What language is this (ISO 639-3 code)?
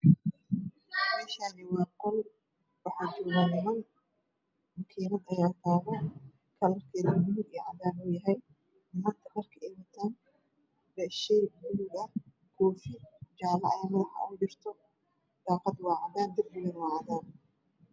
som